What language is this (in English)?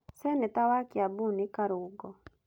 Kikuyu